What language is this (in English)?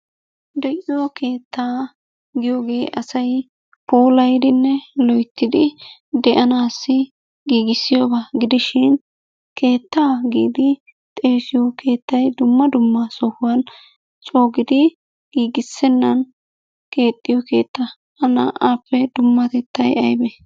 Wolaytta